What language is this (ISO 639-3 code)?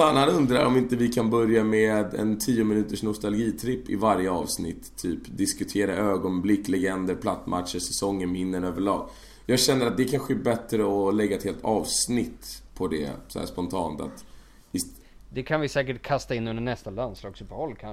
swe